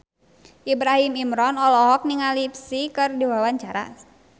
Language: Sundanese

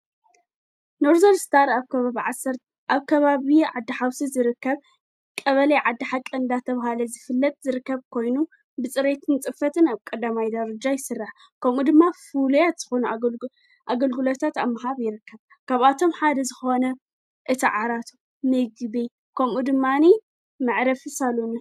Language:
Tigrinya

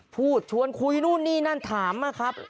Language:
Thai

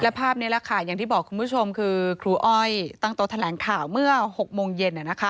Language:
Thai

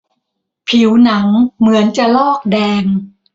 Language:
Thai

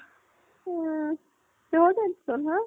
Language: Assamese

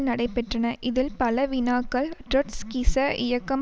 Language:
Tamil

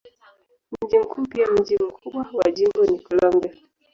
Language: Swahili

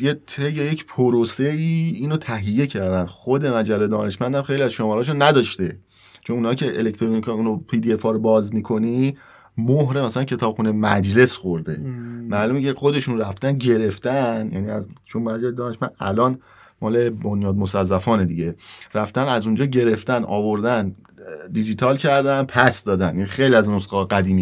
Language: Persian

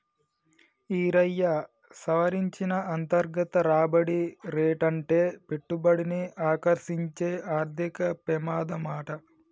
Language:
Telugu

